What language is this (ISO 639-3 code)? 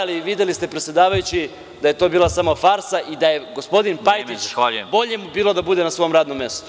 srp